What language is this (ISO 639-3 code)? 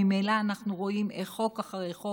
heb